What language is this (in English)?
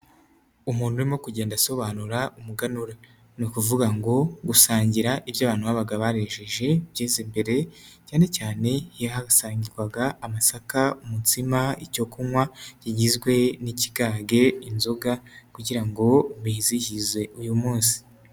Kinyarwanda